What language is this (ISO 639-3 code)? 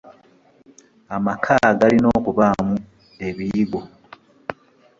lug